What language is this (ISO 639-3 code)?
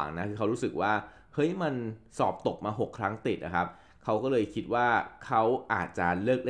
tha